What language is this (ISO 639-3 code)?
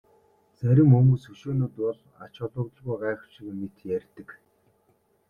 mon